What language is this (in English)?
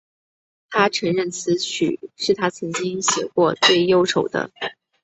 Chinese